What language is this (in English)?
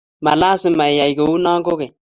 Kalenjin